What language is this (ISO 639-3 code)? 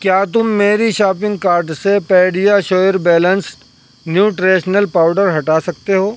urd